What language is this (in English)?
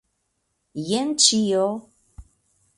Esperanto